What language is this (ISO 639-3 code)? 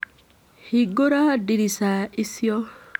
kik